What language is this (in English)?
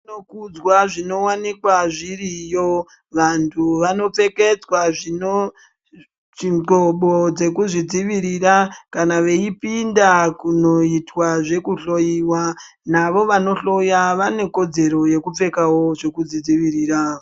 Ndau